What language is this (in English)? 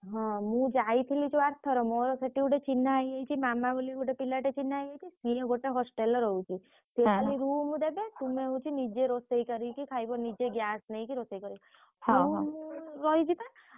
Odia